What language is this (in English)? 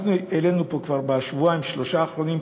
Hebrew